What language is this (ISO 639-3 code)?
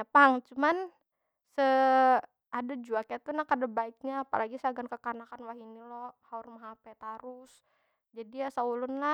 bjn